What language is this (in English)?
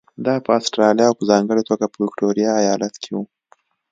Pashto